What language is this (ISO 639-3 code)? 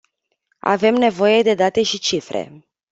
ron